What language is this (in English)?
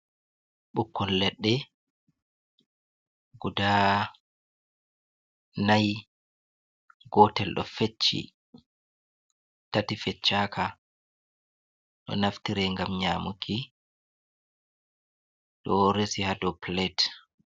Fula